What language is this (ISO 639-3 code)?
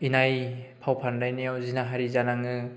brx